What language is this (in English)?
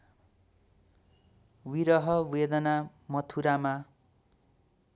Nepali